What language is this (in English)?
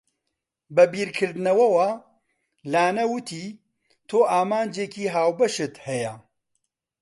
Central Kurdish